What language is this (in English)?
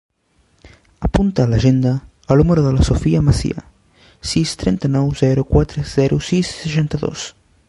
Catalan